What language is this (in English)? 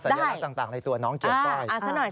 Thai